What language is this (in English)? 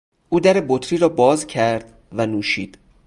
Persian